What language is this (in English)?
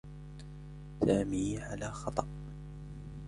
Arabic